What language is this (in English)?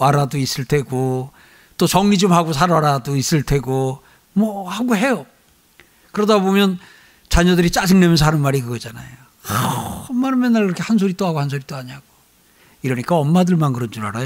Korean